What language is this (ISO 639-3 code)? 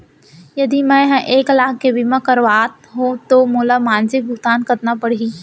hne